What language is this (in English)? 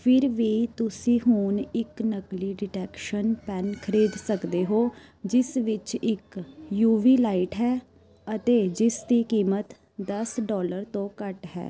Punjabi